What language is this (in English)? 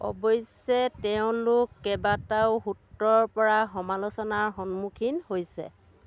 Assamese